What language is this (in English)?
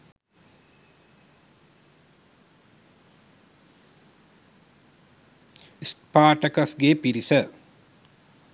Sinhala